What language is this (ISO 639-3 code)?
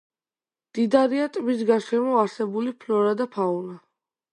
kat